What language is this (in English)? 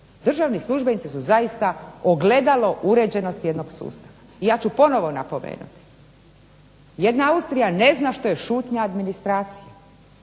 Croatian